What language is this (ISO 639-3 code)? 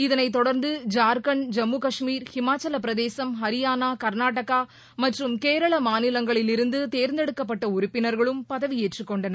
tam